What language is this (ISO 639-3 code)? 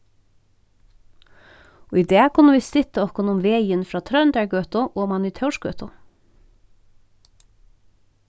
fao